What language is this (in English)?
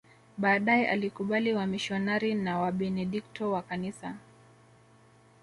Swahili